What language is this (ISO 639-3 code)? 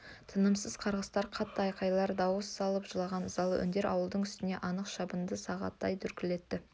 kaz